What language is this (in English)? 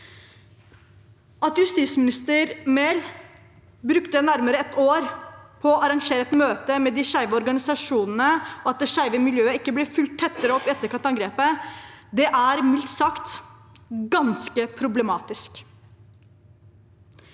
Norwegian